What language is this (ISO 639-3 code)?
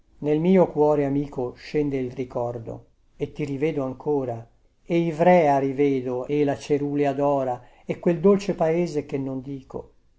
ita